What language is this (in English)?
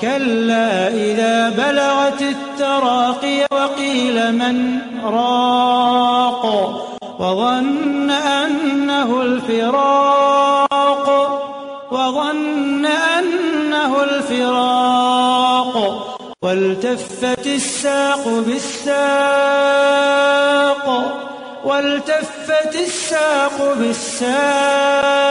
Arabic